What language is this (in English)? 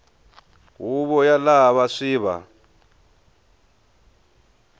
Tsonga